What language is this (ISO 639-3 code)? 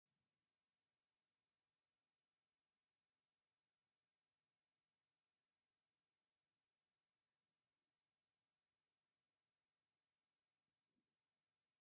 tir